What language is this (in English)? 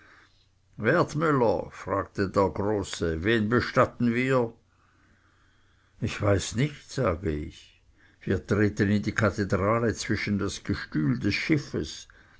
German